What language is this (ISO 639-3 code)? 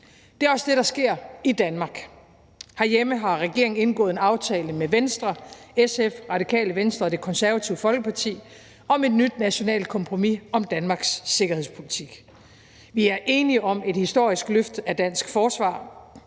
dan